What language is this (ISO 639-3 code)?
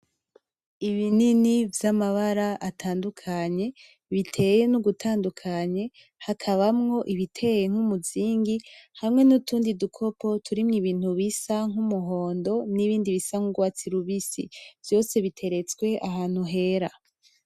run